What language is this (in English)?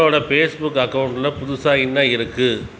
Tamil